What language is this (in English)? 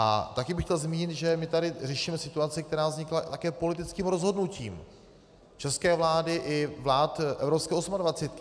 Czech